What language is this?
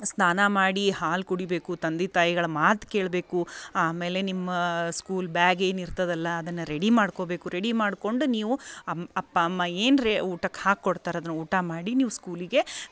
Kannada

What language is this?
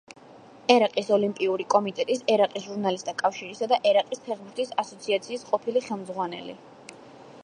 Georgian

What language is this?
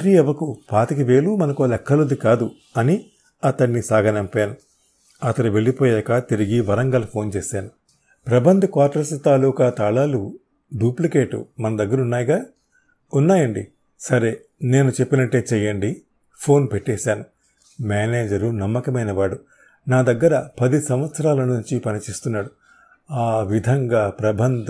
Telugu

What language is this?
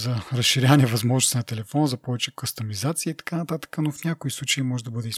Bulgarian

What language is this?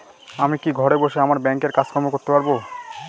Bangla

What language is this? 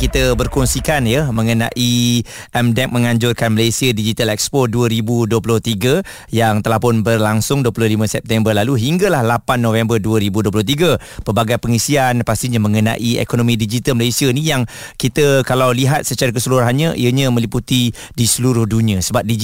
Malay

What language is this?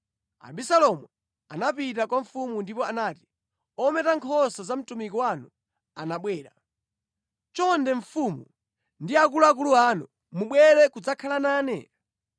Nyanja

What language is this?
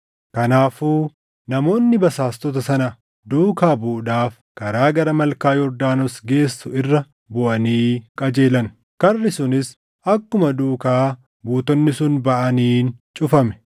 Oromo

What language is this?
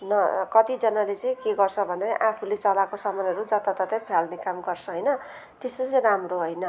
Nepali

